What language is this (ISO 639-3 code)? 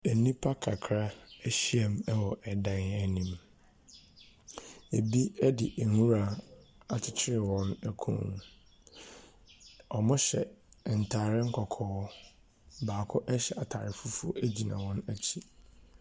aka